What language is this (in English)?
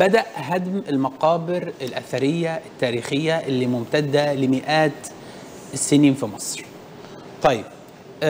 Arabic